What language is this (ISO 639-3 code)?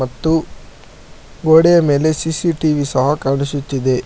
kan